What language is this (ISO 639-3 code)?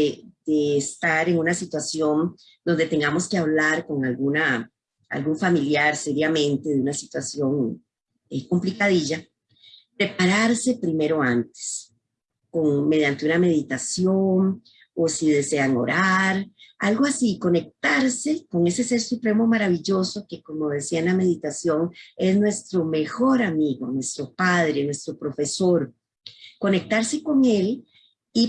spa